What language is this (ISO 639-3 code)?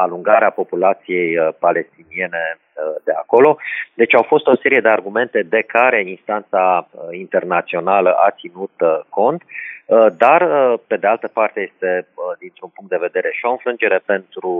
ron